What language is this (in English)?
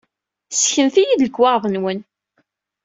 Kabyle